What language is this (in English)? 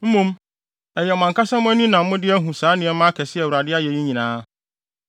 Akan